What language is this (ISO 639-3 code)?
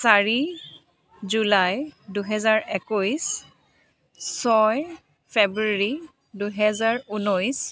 asm